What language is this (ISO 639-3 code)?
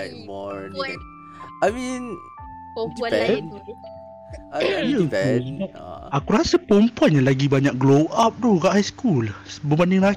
msa